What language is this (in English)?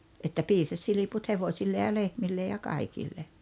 Finnish